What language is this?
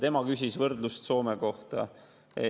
Estonian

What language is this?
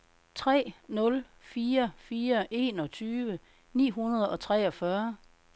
Danish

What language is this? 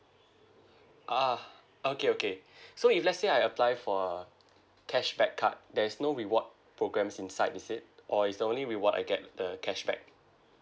English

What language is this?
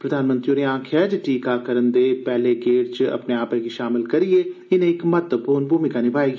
Dogri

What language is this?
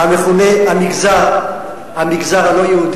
Hebrew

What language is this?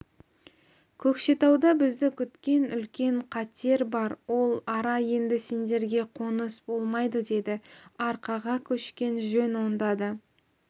Kazakh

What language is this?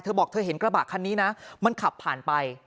Thai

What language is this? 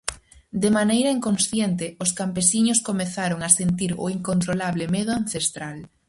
Galician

